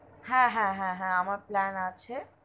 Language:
Bangla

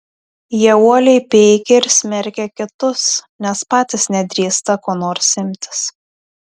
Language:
Lithuanian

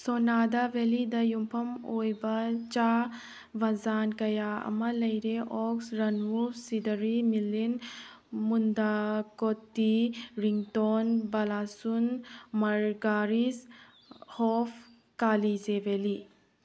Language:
Manipuri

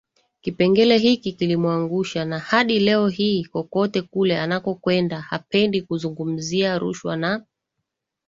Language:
Swahili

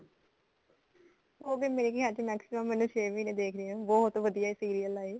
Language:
Punjabi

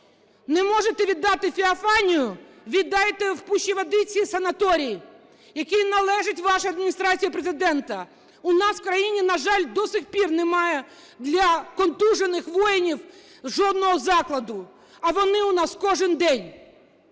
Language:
Ukrainian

